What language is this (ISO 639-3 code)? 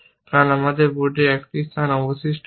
ben